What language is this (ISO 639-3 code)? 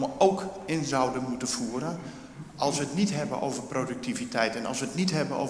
nld